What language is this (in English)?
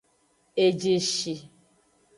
Aja (Benin)